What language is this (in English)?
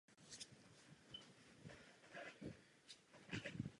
Czech